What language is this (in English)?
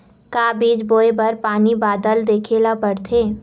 Chhattisgarhi